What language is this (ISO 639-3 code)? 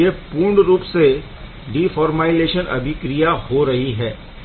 hin